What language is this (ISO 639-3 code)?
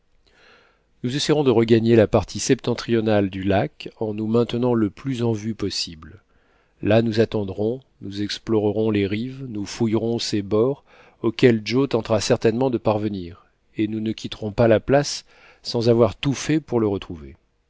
fra